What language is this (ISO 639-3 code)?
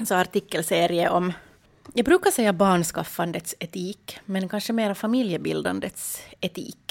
swe